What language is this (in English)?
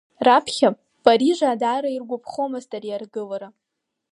Abkhazian